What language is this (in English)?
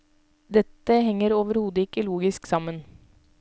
Norwegian